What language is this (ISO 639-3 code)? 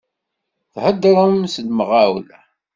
kab